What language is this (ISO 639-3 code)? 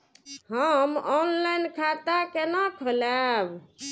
mai